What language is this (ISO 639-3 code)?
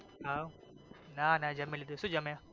guj